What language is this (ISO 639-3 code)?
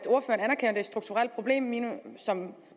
dan